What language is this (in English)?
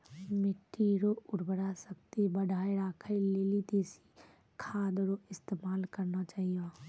Maithili